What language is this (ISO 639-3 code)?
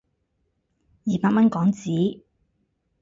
yue